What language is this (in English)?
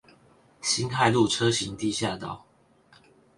Chinese